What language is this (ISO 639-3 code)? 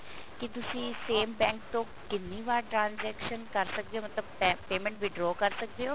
pan